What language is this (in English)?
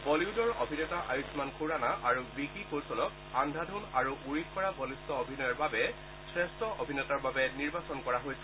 Assamese